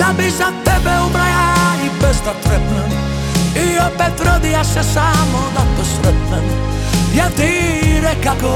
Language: Croatian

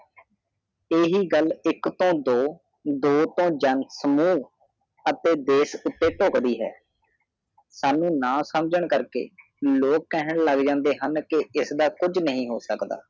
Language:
Punjabi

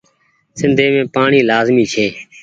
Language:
Goaria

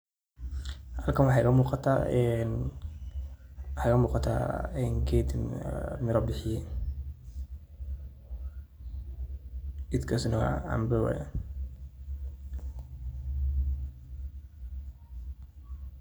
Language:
Somali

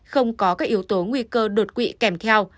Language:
Vietnamese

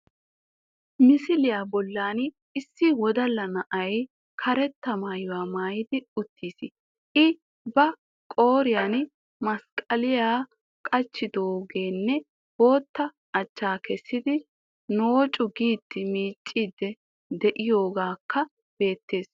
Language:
Wolaytta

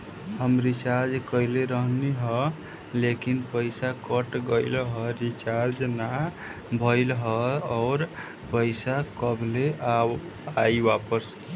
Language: Bhojpuri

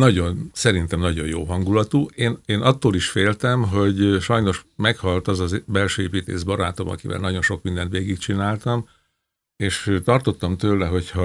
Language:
Hungarian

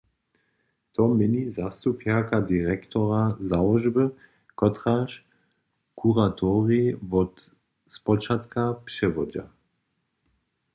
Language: Upper Sorbian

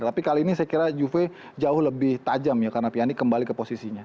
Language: Indonesian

